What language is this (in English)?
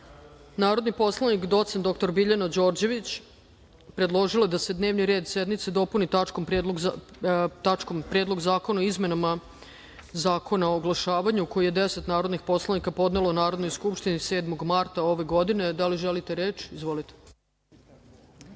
Serbian